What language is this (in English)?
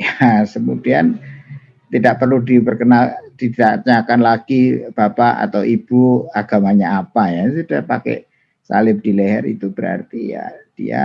Indonesian